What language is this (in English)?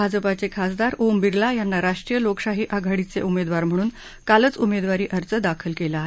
Marathi